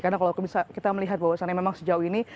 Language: Indonesian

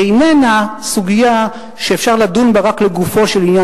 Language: Hebrew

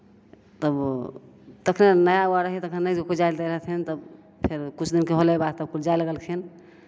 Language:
Maithili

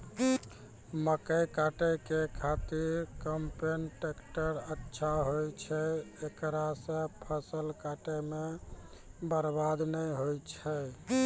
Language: Maithili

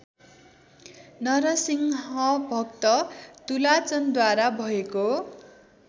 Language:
Nepali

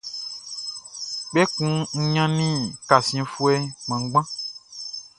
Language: Baoulé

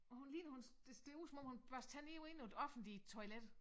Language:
Danish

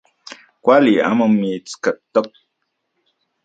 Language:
Central Puebla Nahuatl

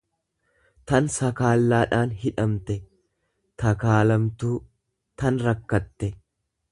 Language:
Oromo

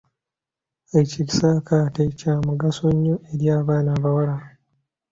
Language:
Ganda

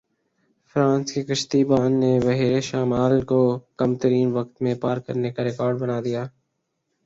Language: Urdu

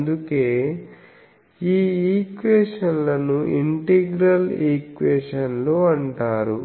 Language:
Telugu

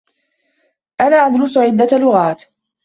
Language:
Arabic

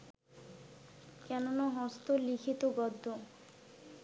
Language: Bangla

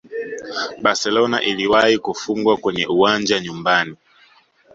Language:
Swahili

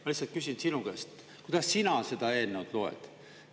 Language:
Estonian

